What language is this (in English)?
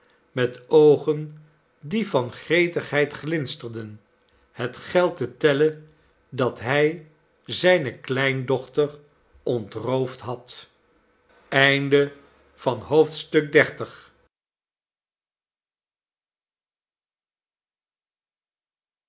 Dutch